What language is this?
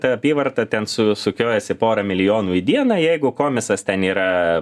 Lithuanian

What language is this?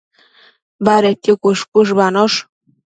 Matsés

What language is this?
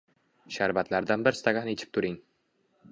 Uzbek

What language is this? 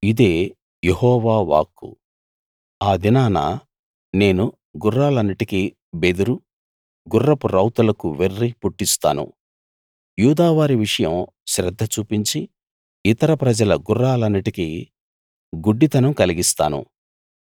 Telugu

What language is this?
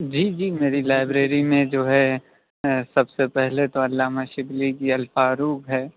Urdu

